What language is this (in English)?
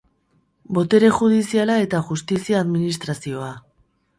Basque